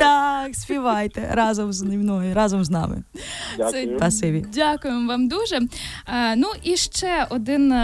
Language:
Ukrainian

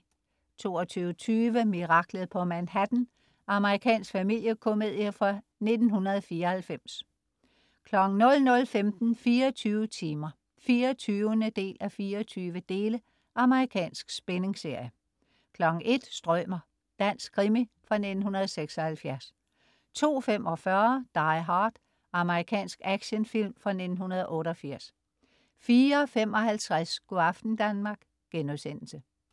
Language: Danish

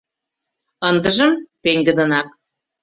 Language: Mari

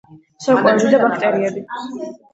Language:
Georgian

